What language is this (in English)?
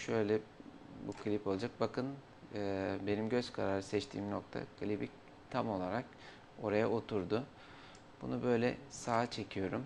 Turkish